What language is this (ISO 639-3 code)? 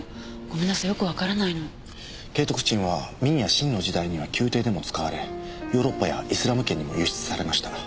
jpn